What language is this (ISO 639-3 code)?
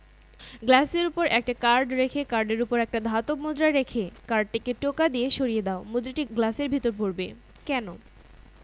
ben